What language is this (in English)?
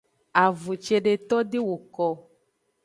Aja (Benin)